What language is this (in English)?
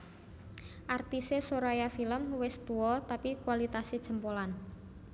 Javanese